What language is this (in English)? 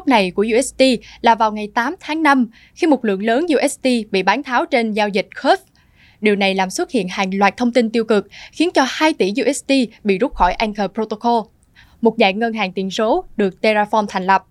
Vietnamese